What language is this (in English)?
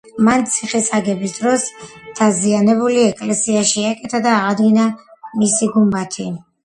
Georgian